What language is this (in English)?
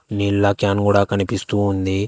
Telugu